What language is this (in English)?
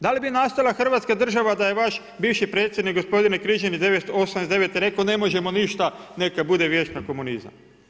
Croatian